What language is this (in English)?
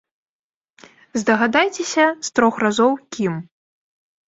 Belarusian